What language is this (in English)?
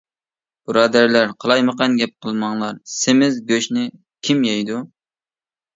Uyghur